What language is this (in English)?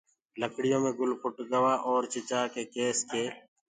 Gurgula